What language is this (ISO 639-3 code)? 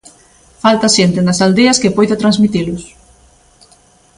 glg